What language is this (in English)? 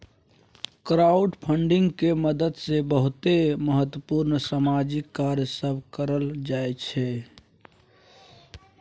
Maithili